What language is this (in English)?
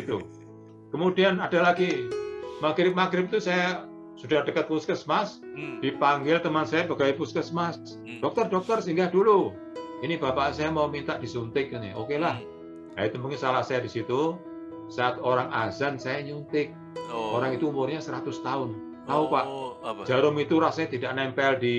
Indonesian